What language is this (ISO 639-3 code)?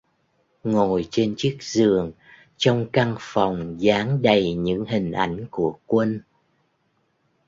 vie